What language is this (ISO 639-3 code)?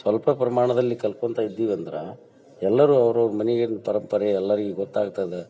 kan